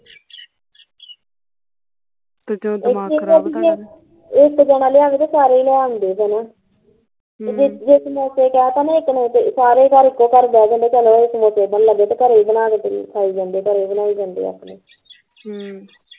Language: Punjabi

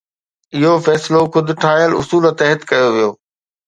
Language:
Sindhi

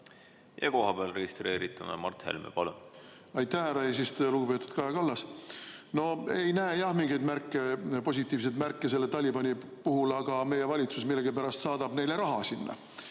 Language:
Estonian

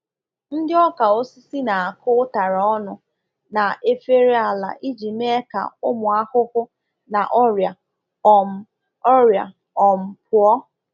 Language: Igbo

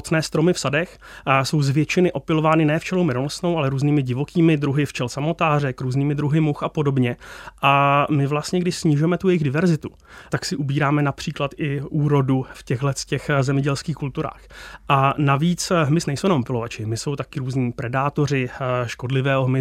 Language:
Czech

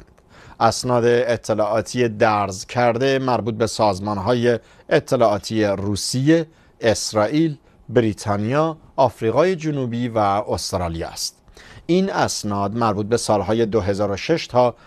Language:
Persian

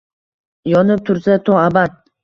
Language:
Uzbek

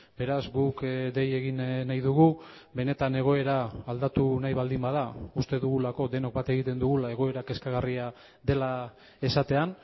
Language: Basque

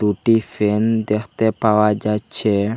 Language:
Bangla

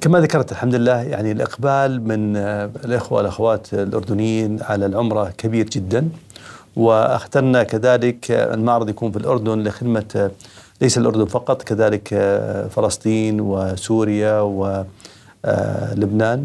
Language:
Arabic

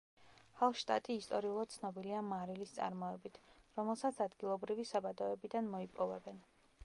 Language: Georgian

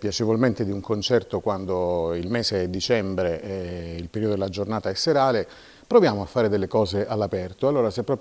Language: Italian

